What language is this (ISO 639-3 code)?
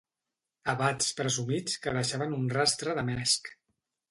cat